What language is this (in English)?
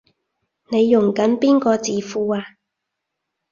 Cantonese